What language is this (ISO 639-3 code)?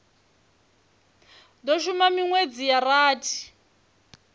ven